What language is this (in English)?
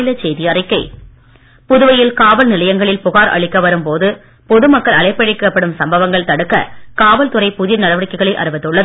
Tamil